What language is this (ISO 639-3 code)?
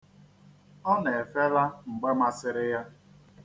ibo